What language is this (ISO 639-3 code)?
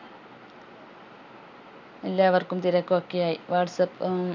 mal